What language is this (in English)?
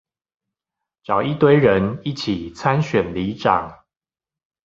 Chinese